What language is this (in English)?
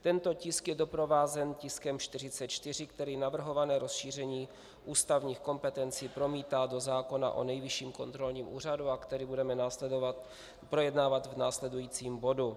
Czech